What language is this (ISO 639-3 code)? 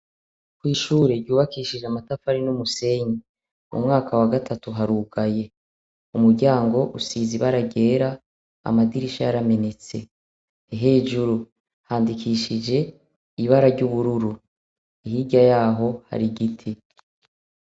run